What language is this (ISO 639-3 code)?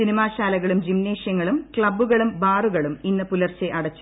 mal